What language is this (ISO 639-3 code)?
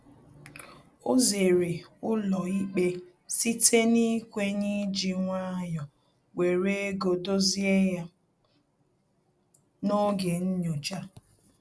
ibo